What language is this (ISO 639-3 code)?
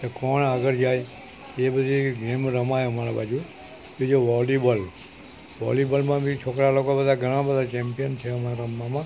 guj